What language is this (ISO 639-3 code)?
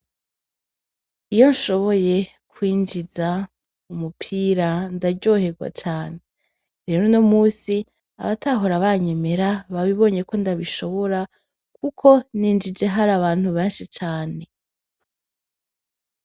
run